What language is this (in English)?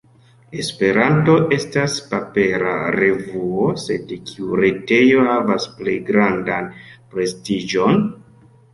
Esperanto